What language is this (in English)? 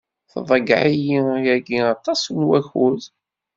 Kabyle